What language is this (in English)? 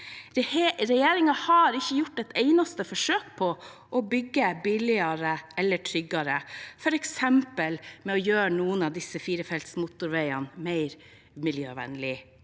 Norwegian